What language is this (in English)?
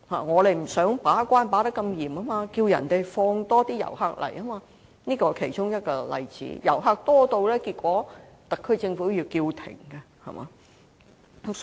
Cantonese